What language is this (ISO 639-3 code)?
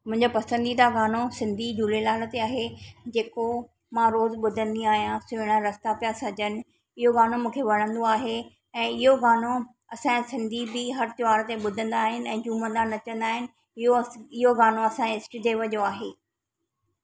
snd